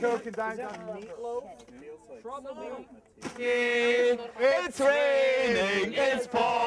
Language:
German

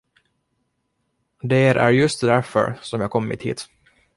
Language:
Swedish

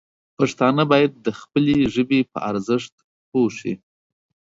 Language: Pashto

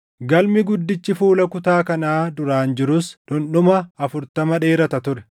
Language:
Oromo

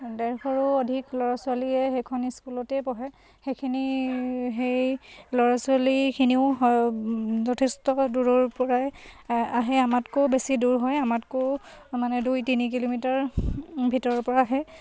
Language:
Assamese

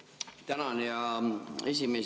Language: Estonian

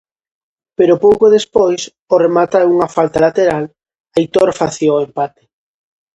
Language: Galician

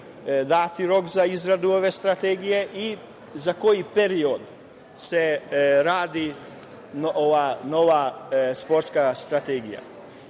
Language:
Serbian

